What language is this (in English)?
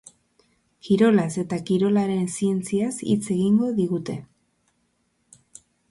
Basque